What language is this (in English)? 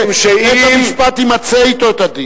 Hebrew